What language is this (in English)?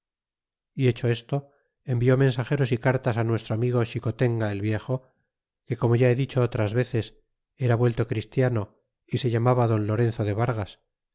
Spanish